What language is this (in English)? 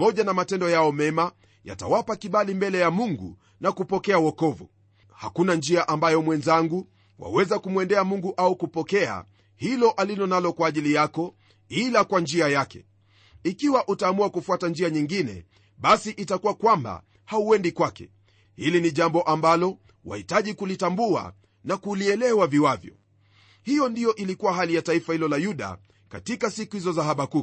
Swahili